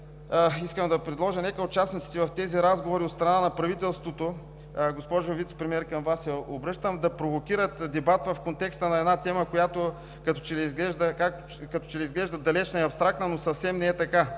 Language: Bulgarian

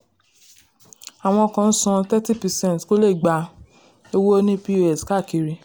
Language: Yoruba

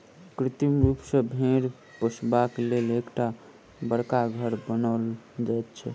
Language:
Maithili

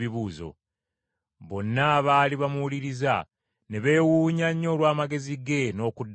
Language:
Ganda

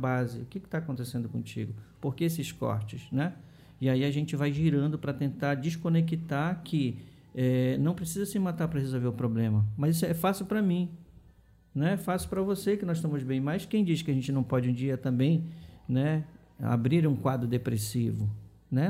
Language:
Portuguese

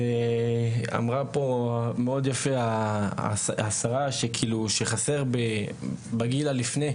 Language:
Hebrew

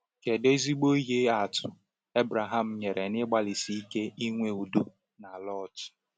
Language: Igbo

